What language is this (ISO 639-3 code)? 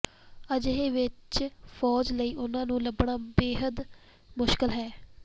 pan